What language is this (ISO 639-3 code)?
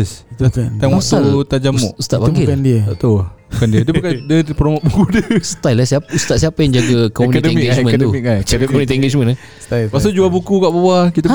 msa